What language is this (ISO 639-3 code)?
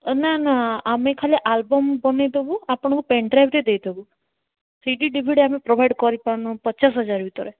ori